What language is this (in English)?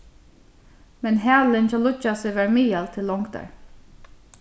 Faroese